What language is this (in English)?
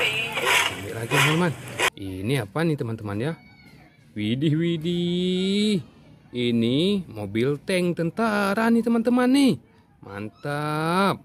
Indonesian